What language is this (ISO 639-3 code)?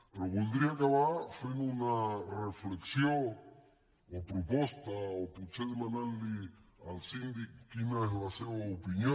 cat